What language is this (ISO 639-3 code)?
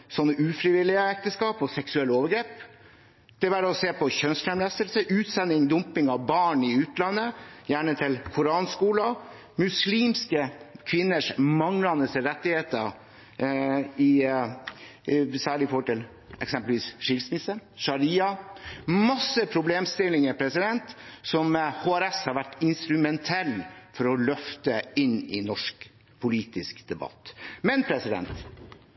nob